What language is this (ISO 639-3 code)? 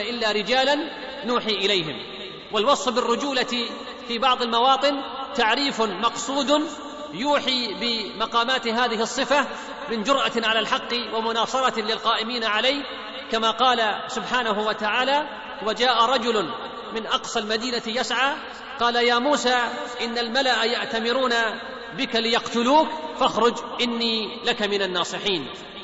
ara